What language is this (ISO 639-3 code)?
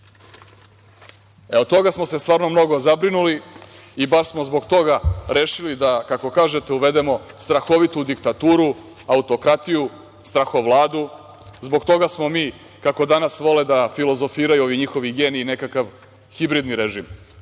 srp